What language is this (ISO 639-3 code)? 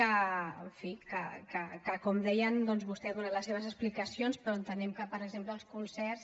cat